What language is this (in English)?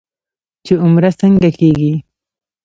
Pashto